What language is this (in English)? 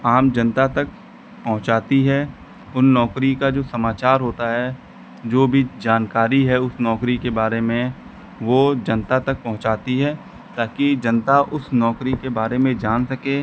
Hindi